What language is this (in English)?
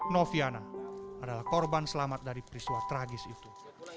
Indonesian